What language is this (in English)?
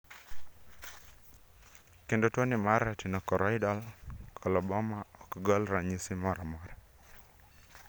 Luo (Kenya and Tanzania)